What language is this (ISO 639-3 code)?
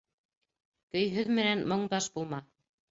bak